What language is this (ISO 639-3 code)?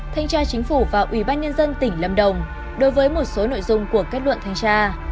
vie